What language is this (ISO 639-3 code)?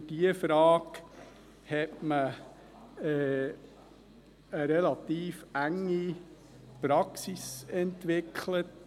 gsw